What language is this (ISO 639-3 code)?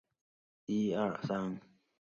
zho